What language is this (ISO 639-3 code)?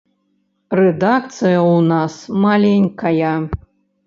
bel